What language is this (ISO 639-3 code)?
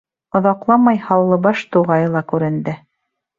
bak